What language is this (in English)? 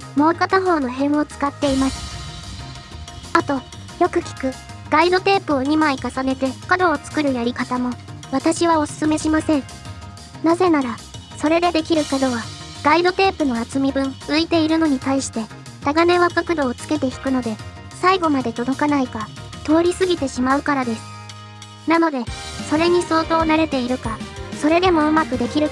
Japanese